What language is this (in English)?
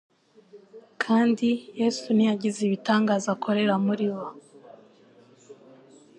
Kinyarwanda